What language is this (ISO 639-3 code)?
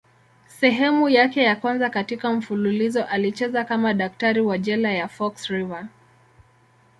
swa